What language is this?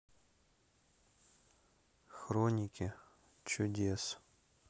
Russian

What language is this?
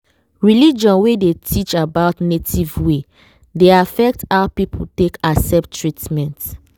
Nigerian Pidgin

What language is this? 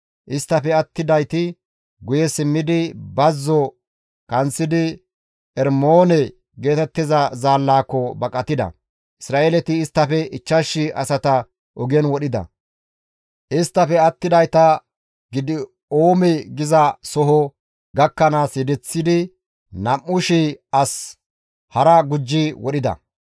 Gamo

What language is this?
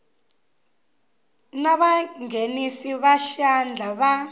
Tsonga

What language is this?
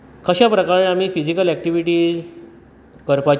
Konkani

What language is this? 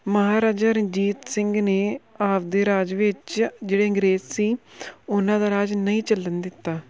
Punjabi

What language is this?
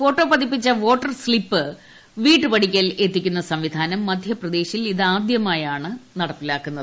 Malayalam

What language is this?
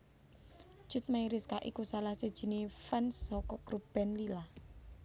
Javanese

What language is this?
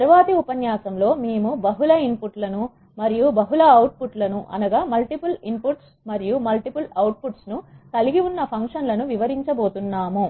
Telugu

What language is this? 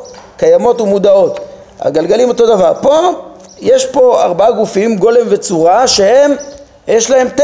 Hebrew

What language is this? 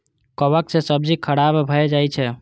Maithili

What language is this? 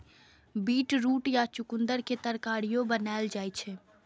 Maithili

